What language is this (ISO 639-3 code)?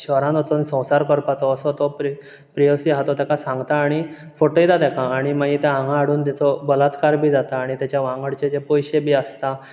kok